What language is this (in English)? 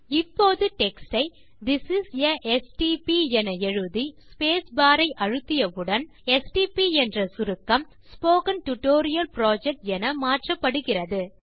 Tamil